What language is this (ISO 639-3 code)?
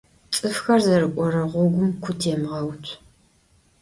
ady